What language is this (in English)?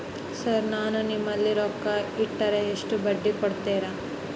Kannada